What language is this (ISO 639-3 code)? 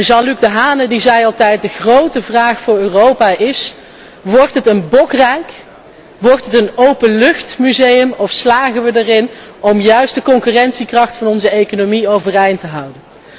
nld